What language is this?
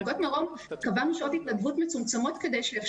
Hebrew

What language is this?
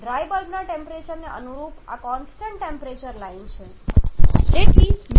Gujarati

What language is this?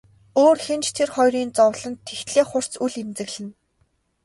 Mongolian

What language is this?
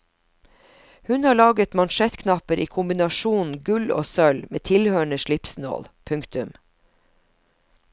Norwegian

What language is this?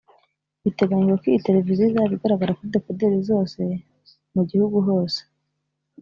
Kinyarwanda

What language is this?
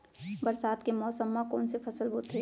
Chhattisgarhi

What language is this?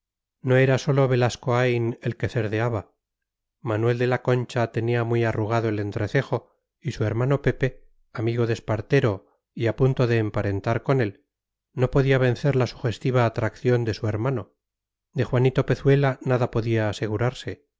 Spanish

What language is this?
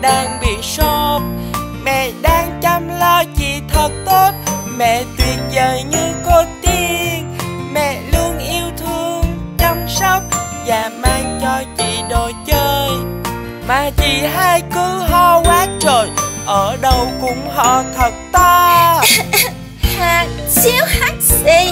Vietnamese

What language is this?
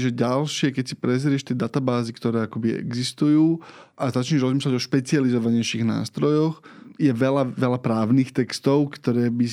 Slovak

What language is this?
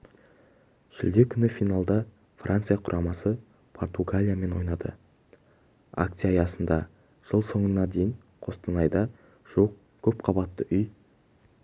Kazakh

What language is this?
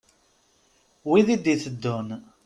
Kabyle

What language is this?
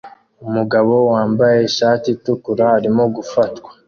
Kinyarwanda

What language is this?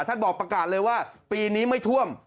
Thai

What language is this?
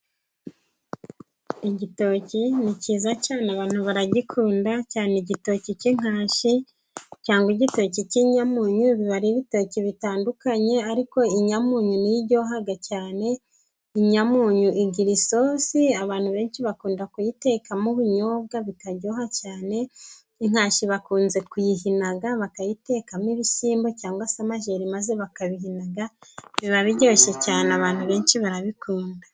Kinyarwanda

